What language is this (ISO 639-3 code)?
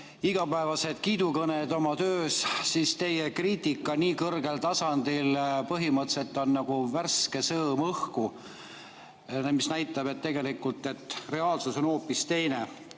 est